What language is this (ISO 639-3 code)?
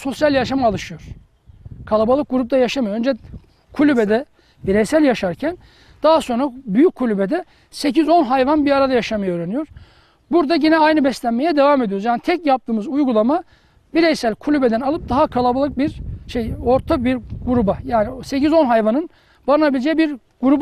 tur